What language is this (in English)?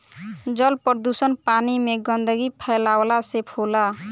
Bhojpuri